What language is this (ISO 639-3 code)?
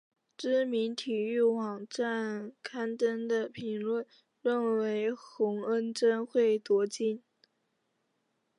zho